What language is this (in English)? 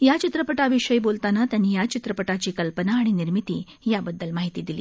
Marathi